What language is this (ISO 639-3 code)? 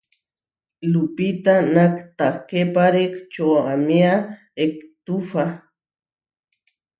var